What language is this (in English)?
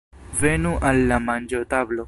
Esperanto